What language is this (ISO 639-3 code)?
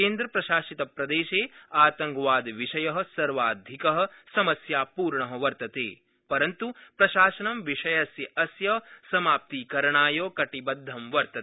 san